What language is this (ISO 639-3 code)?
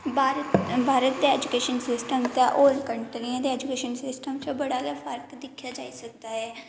doi